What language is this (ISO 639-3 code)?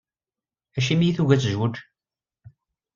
kab